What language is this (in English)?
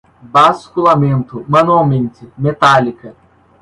Portuguese